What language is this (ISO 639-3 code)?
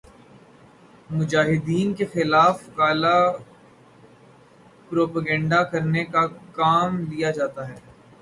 urd